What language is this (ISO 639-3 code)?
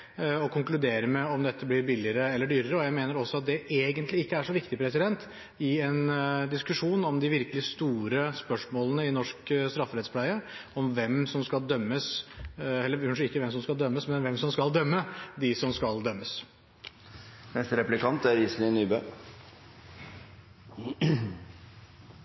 nob